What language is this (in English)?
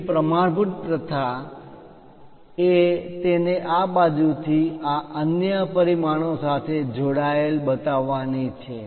Gujarati